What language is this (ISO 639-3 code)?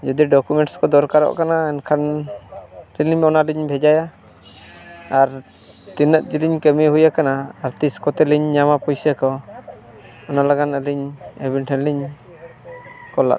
sat